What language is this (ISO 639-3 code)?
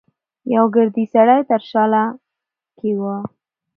pus